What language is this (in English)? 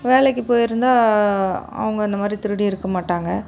Tamil